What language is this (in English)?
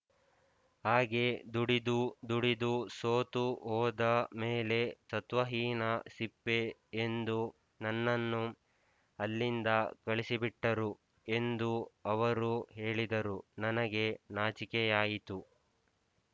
Kannada